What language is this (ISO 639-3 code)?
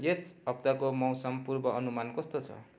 nep